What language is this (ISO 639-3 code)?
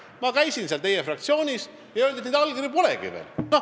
est